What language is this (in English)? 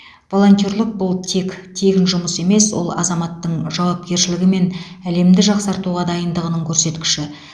Kazakh